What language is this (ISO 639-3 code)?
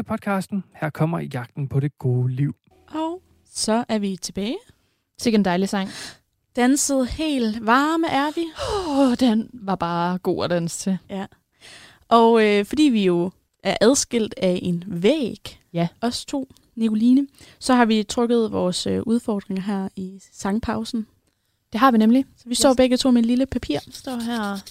dan